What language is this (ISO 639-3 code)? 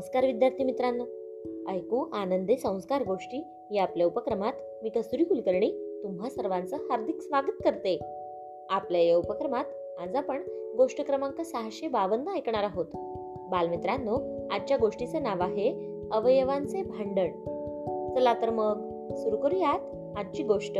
mar